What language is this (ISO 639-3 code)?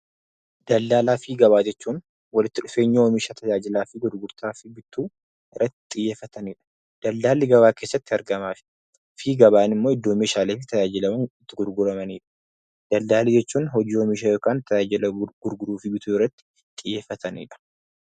orm